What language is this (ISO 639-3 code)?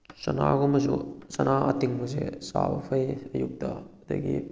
mni